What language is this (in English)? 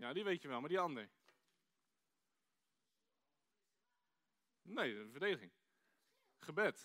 Dutch